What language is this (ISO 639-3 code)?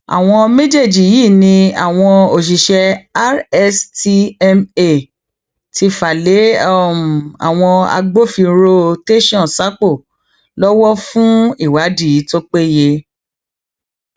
yor